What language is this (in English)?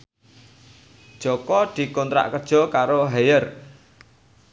Javanese